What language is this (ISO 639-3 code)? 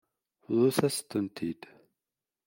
kab